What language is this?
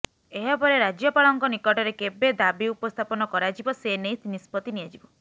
Odia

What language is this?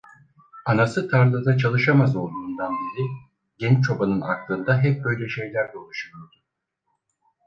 Turkish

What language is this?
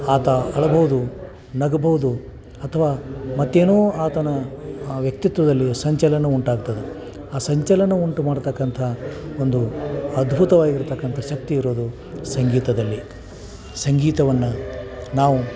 Kannada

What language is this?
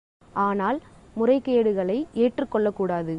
Tamil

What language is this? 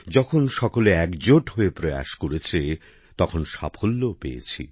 Bangla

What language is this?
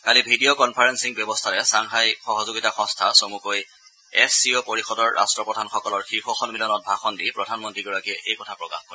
Assamese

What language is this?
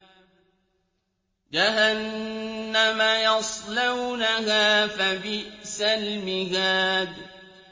Arabic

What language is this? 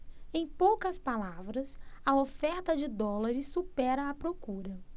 Portuguese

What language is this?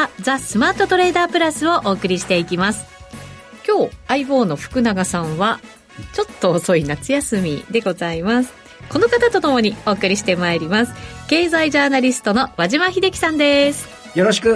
Japanese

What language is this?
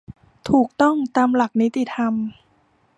Thai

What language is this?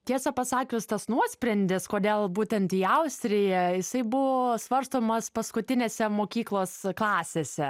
Lithuanian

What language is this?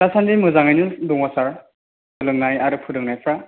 Bodo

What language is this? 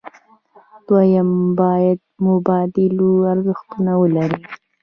Pashto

